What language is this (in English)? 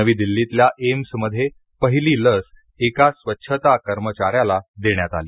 Marathi